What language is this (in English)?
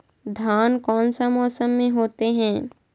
Magahi